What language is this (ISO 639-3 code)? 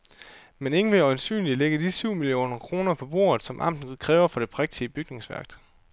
dan